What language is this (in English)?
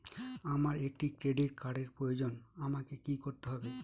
Bangla